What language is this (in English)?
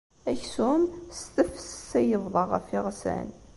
Kabyle